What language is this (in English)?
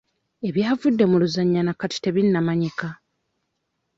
Ganda